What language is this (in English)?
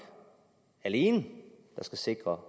Danish